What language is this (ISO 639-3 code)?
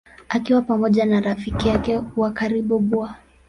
swa